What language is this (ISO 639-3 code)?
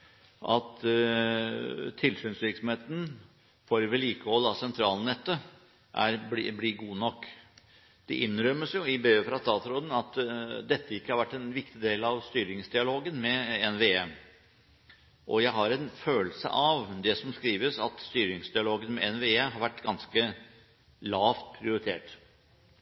nob